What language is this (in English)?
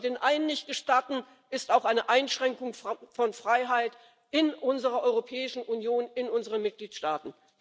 German